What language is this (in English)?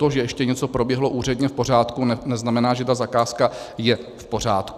Czech